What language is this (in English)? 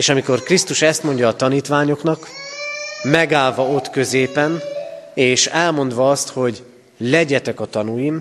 Hungarian